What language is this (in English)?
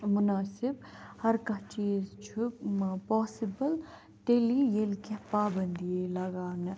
Kashmiri